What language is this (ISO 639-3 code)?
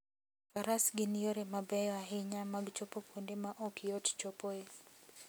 luo